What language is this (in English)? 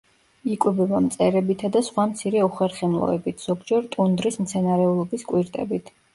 Georgian